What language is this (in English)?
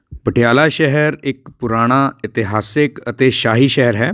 Punjabi